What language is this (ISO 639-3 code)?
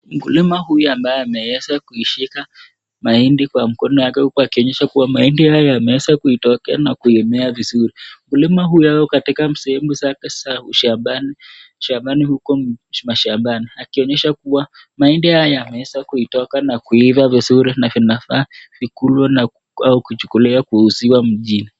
swa